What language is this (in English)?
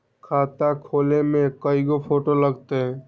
Magahi